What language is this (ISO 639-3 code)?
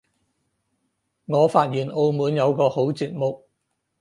yue